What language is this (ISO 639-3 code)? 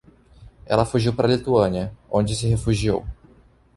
por